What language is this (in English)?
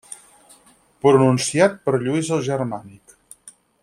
Catalan